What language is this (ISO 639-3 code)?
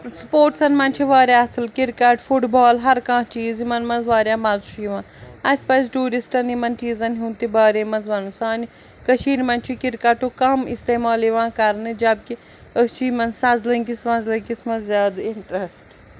kas